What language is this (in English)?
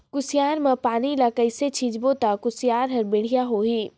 Chhattisgarhi